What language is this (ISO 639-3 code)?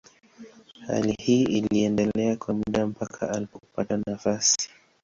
swa